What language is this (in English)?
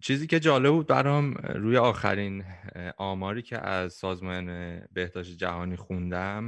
Persian